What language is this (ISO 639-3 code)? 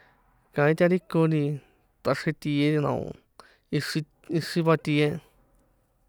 poe